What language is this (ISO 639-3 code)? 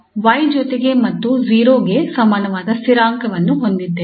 kan